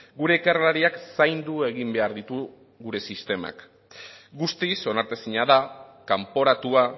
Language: Basque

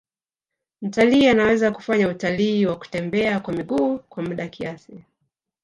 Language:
Swahili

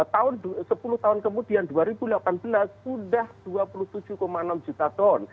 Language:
Indonesian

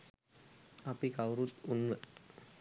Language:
Sinhala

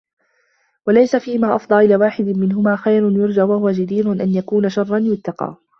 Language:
Arabic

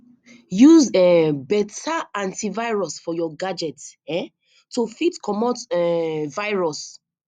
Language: Nigerian Pidgin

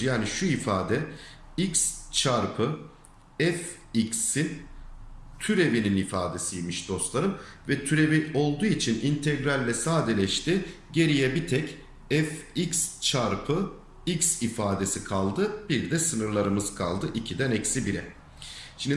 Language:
Turkish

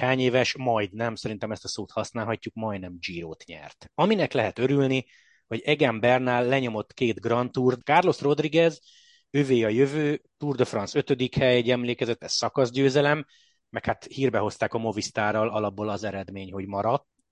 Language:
Hungarian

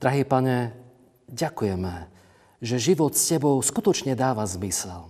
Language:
Slovak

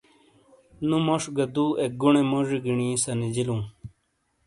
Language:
Shina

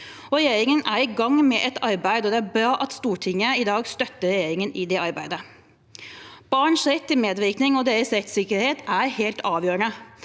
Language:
Norwegian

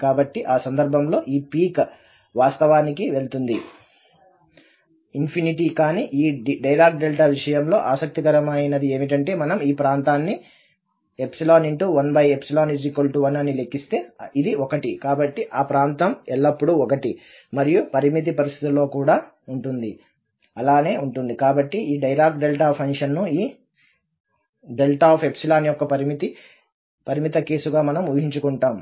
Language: Telugu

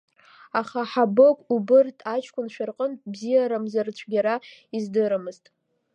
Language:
Abkhazian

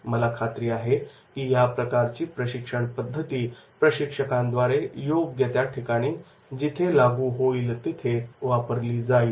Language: Marathi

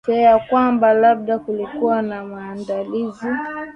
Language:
Swahili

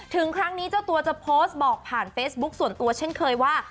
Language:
Thai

